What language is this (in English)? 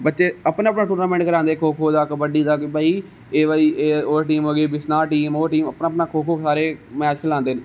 Dogri